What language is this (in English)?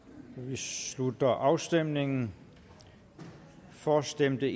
Danish